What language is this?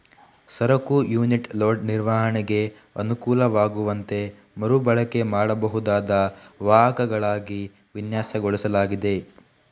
Kannada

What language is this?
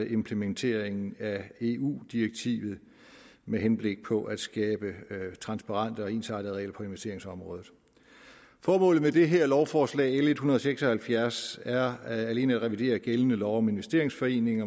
Danish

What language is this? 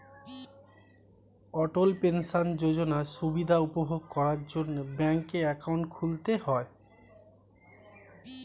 Bangla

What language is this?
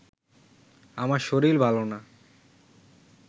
Bangla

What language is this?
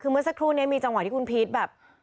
Thai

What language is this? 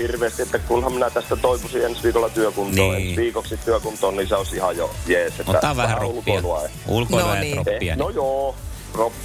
Finnish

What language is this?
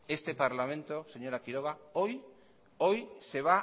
Spanish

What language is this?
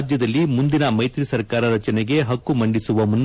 Kannada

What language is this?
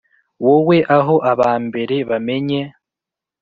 Kinyarwanda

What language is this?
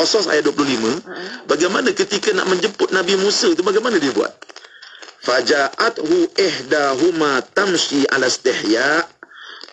Malay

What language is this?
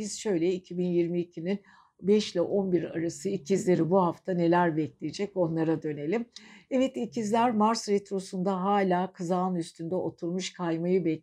Turkish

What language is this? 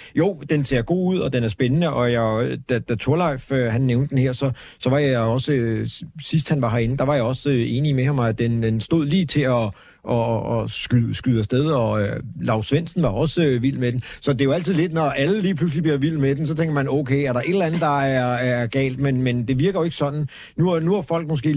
Danish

